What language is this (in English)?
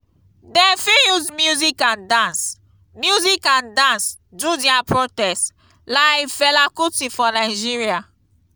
Nigerian Pidgin